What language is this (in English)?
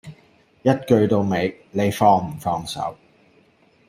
Cantonese